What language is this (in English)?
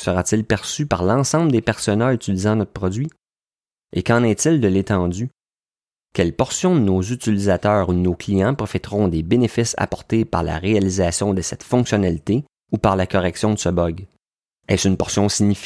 French